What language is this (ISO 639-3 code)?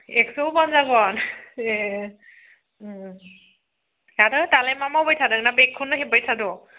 brx